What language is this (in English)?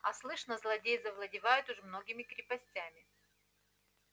Russian